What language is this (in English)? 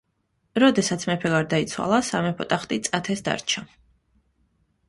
Georgian